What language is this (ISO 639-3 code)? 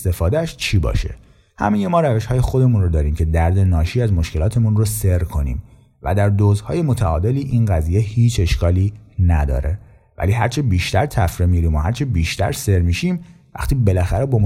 fas